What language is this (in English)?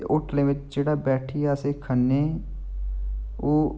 Dogri